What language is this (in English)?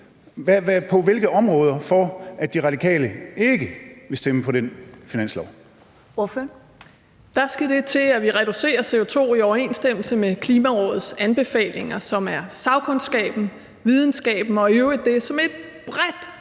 Danish